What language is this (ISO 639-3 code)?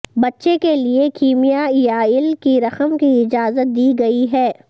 urd